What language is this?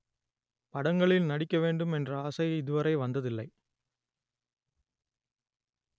Tamil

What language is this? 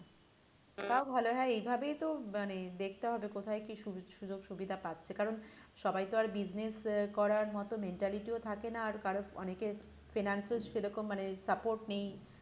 Bangla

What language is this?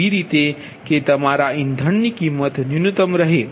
Gujarati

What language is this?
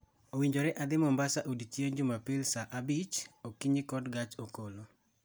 Luo (Kenya and Tanzania)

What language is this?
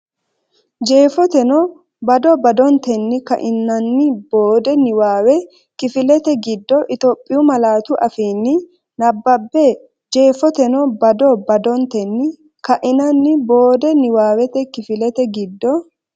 Sidamo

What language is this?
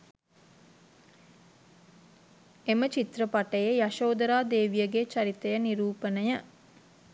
Sinhala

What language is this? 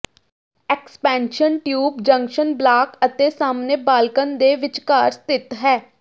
Punjabi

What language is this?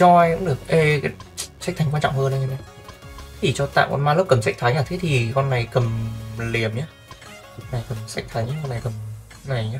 Vietnamese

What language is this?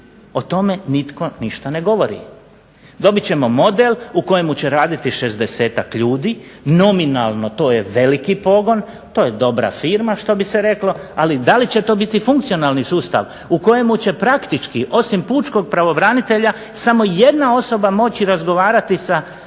Croatian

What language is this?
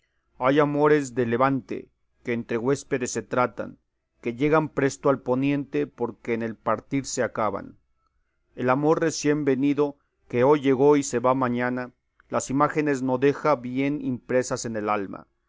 Spanish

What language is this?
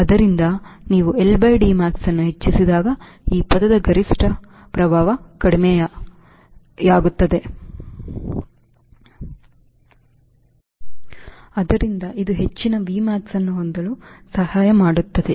Kannada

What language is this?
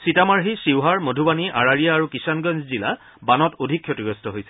Assamese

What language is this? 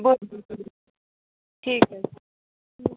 Kashmiri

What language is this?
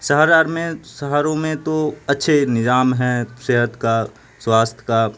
Urdu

